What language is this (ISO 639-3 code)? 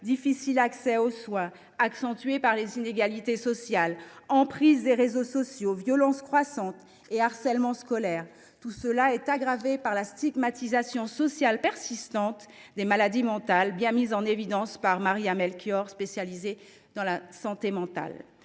fra